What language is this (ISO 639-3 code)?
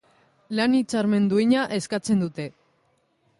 eus